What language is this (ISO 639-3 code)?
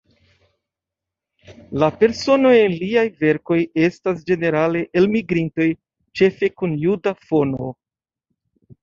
epo